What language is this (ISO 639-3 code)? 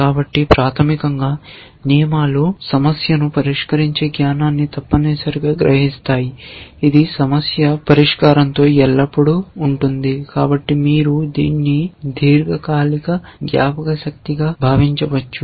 tel